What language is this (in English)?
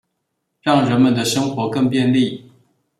Chinese